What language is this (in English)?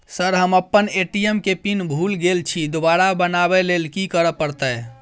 Maithili